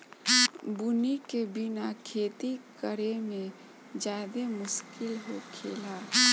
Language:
Bhojpuri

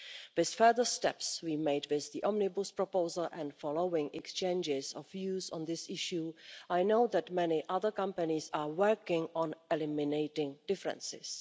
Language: English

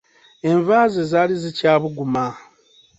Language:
Ganda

